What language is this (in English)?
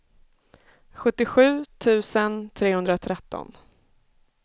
Swedish